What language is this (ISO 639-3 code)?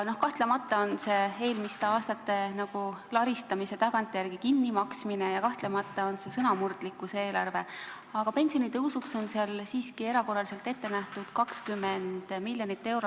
est